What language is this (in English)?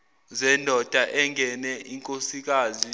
Zulu